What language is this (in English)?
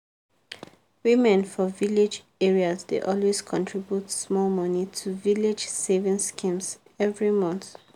Nigerian Pidgin